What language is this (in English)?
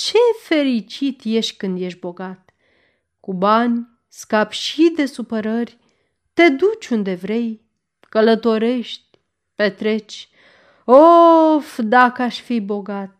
Romanian